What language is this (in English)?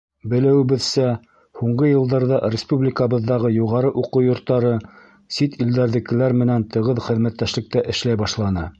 Bashkir